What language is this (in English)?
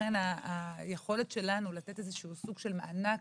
Hebrew